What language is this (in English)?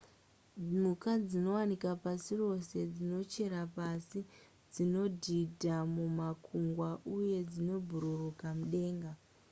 Shona